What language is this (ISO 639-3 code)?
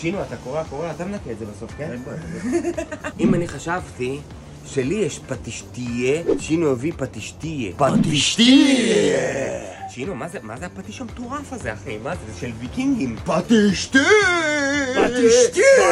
heb